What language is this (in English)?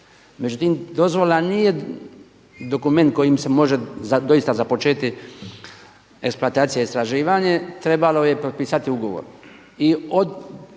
Croatian